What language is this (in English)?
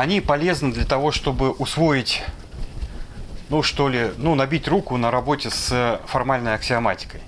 Russian